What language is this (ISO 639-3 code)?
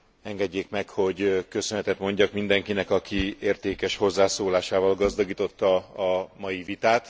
hun